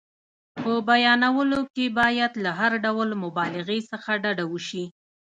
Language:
Pashto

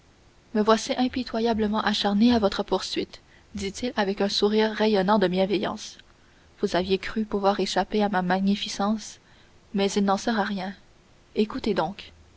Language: French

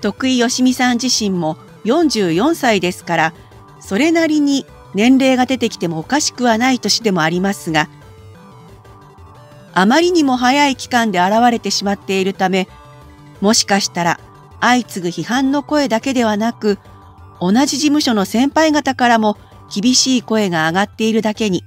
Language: Japanese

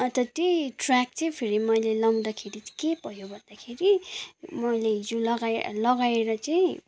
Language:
Nepali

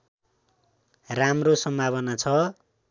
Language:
Nepali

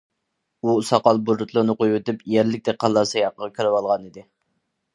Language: Uyghur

